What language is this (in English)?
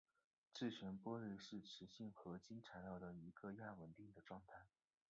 Chinese